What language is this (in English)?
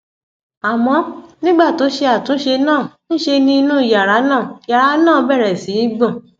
Yoruba